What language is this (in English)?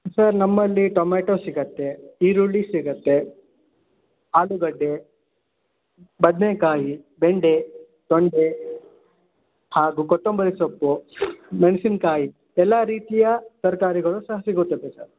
Kannada